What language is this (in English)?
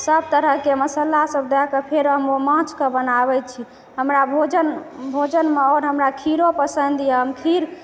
Maithili